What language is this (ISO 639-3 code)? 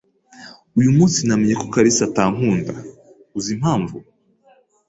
kin